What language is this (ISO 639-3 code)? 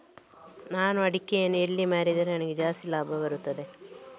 kan